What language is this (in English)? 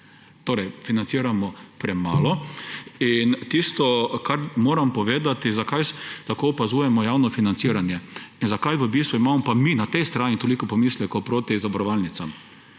Slovenian